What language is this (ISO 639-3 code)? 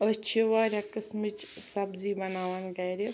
kas